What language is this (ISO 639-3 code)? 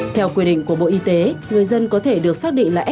vie